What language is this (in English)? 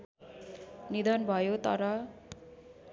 Nepali